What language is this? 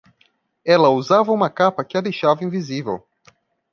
Portuguese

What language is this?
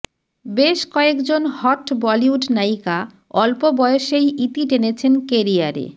Bangla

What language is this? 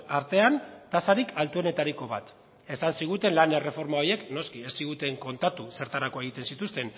Basque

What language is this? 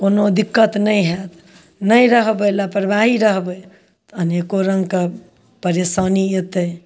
Maithili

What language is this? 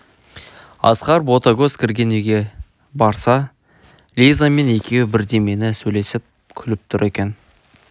Kazakh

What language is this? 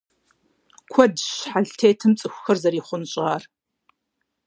Kabardian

